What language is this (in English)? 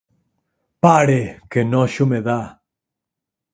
Galician